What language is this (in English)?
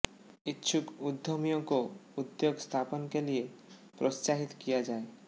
Hindi